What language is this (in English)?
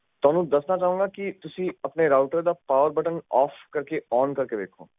Punjabi